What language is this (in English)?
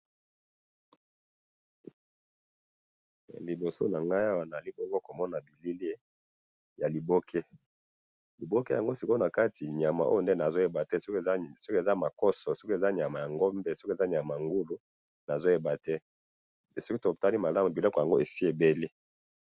Lingala